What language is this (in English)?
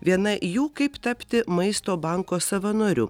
Lithuanian